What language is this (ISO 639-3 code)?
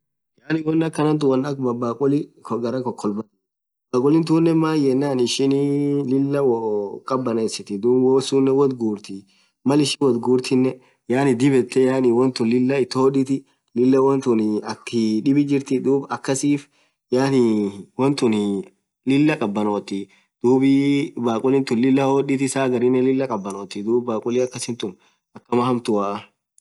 orc